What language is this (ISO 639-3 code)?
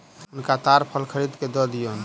mai